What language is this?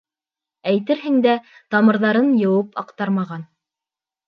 Bashkir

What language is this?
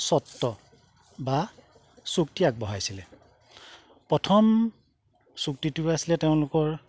Assamese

